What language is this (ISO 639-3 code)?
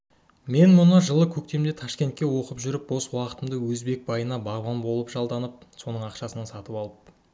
kaz